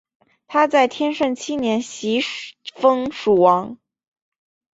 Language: Chinese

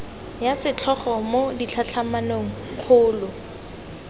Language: Tswana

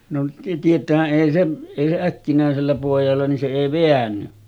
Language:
Finnish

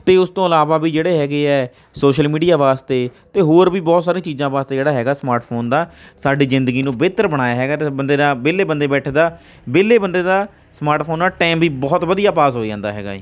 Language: Punjabi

